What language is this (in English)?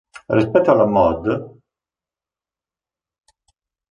Italian